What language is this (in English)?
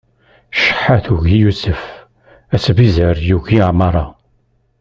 Kabyle